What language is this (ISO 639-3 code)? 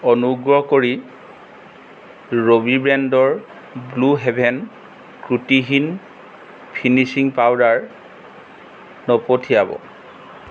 asm